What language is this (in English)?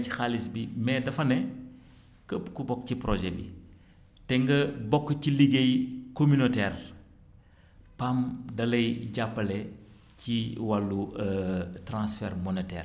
Wolof